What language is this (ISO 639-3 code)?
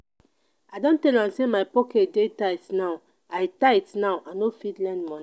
pcm